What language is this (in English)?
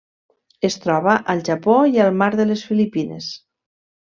Catalan